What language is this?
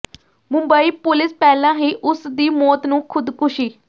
Punjabi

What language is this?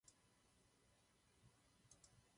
Czech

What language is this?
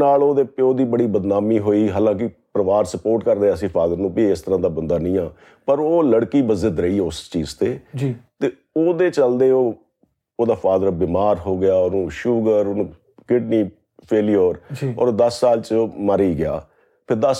Punjabi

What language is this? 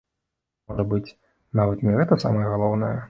Belarusian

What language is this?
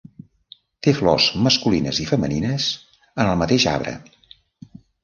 Catalan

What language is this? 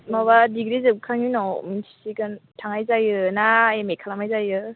Bodo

